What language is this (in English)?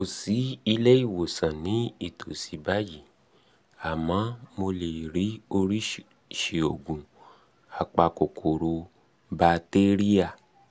Yoruba